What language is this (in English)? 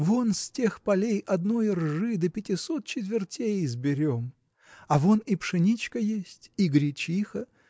Russian